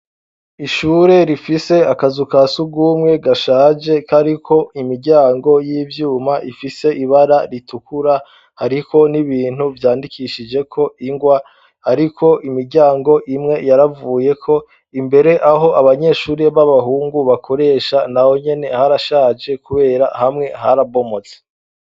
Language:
Rundi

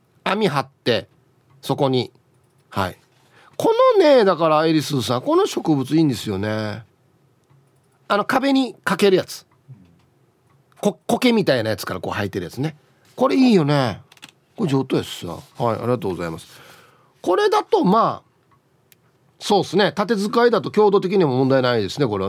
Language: Japanese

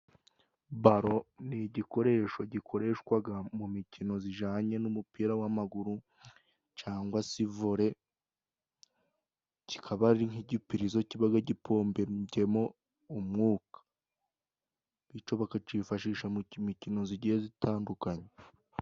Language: Kinyarwanda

